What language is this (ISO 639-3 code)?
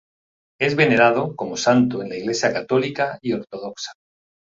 spa